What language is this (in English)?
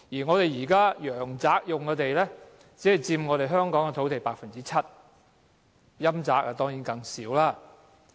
Cantonese